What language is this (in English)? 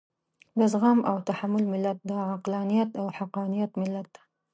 Pashto